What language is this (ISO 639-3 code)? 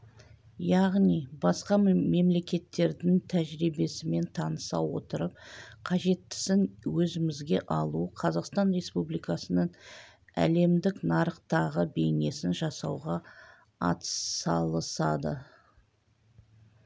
kaz